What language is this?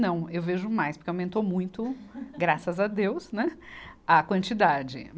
Portuguese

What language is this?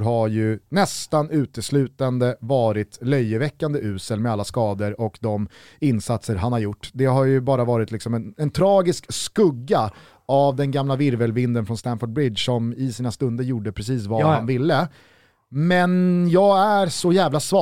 Swedish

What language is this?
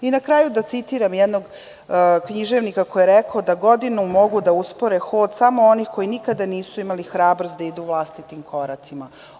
Serbian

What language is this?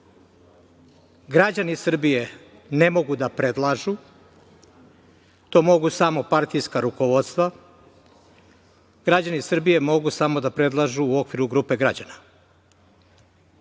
Serbian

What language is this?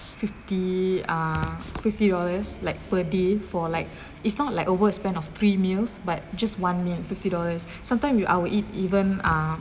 English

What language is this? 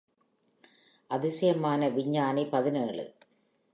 Tamil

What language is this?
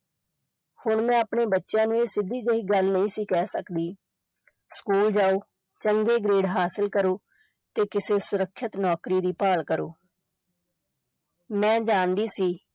Punjabi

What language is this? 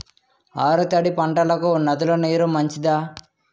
Telugu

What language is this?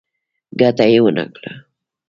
Pashto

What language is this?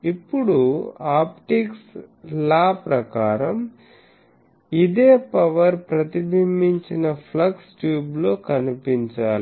Telugu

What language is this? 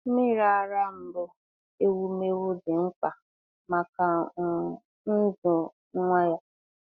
Igbo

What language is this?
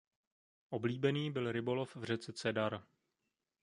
Czech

